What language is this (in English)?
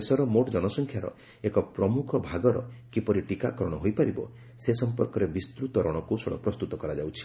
Odia